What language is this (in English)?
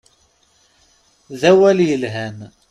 Kabyle